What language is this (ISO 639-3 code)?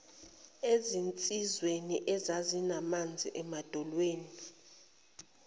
zul